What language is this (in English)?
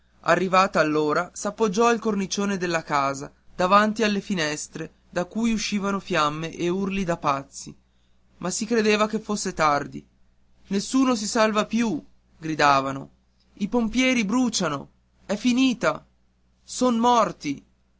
Italian